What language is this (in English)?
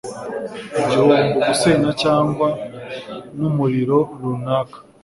Kinyarwanda